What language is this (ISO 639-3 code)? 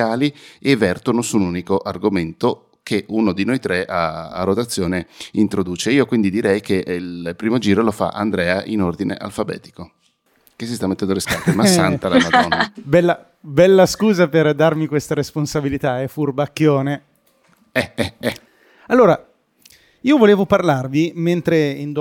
ita